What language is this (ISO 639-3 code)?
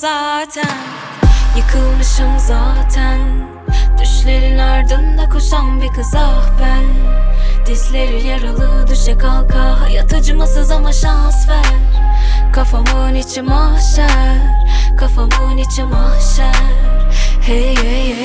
fas